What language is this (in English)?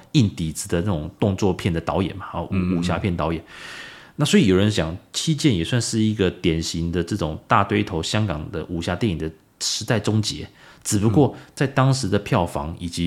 Chinese